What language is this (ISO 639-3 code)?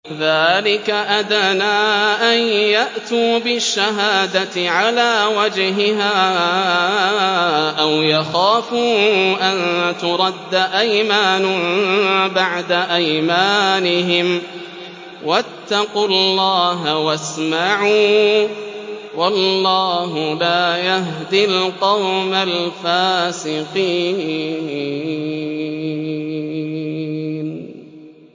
ara